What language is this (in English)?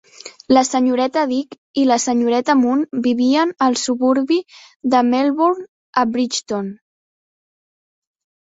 Catalan